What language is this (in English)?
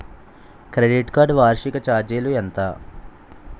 Telugu